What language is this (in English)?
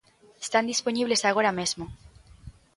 Galician